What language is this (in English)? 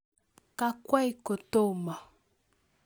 Kalenjin